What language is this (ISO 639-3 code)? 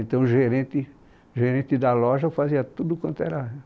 por